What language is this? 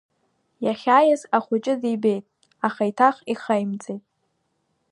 Abkhazian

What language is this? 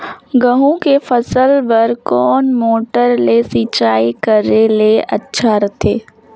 Chhattisgarhi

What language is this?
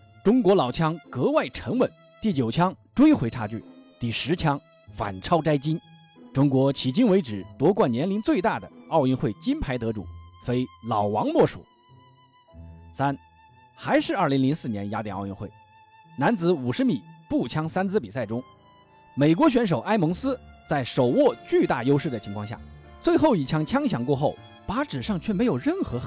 Chinese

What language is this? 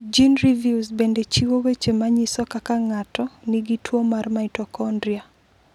Luo (Kenya and Tanzania)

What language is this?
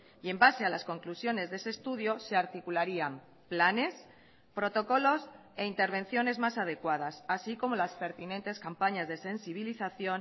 Spanish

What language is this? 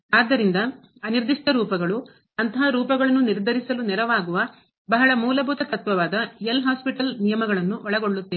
Kannada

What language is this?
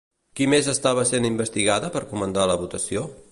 Catalan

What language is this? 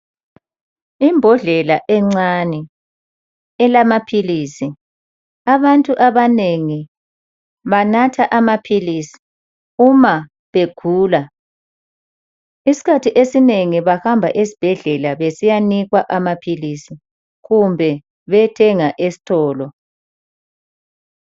North Ndebele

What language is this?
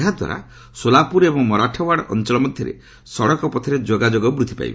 Odia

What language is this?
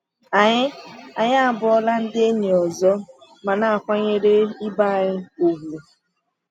Igbo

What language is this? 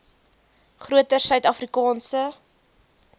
Afrikaans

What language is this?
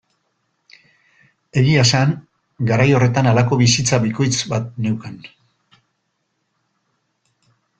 Basque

